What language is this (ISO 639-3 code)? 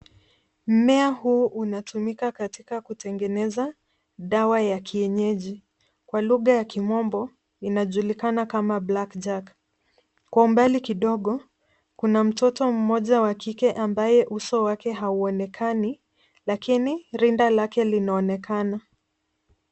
swa